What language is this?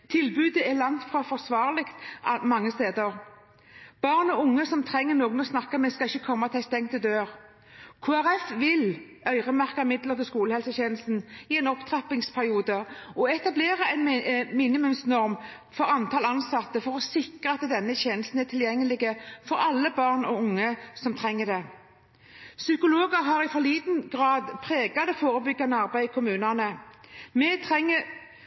Norwegian Bokmål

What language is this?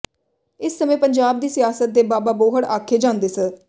Punjabi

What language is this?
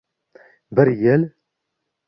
Uzbek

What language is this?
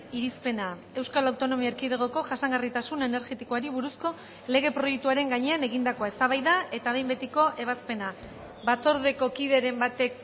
Basque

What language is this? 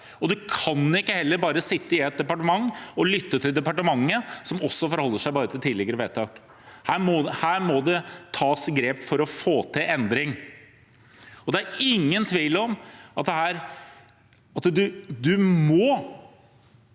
Norwegian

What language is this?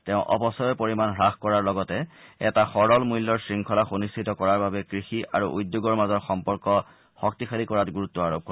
Assamese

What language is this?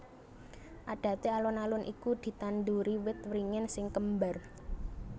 Javanese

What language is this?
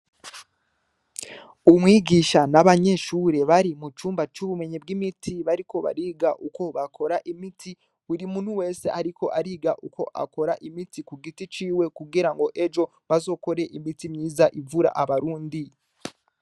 Rundi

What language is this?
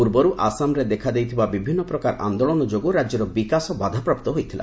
Odia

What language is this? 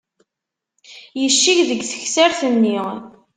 Kabyle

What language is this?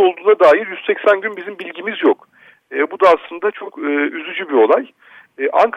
Turkish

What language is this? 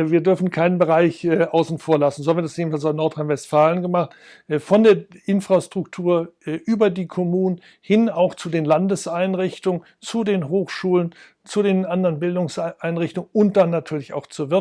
German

